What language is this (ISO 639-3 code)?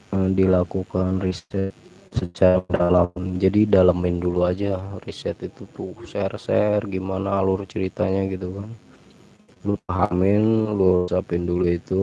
ind